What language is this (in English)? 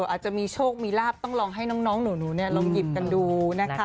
Thai